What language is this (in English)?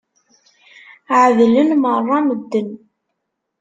Kabyle